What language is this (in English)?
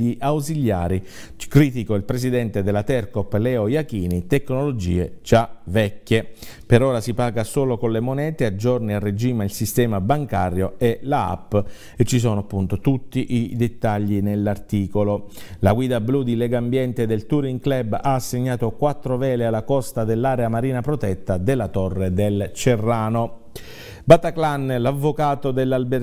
Italian